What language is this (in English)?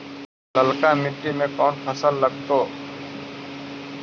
Magahi